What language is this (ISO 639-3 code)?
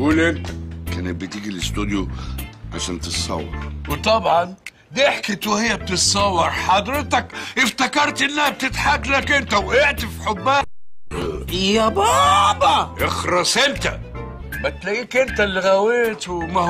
ara